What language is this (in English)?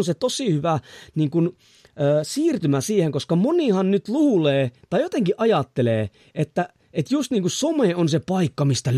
Finnish